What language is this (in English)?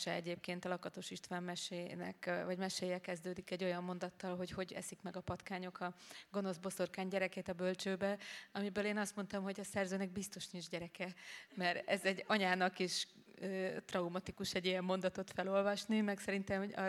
Hungarian